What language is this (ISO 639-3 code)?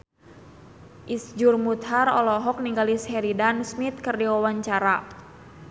sun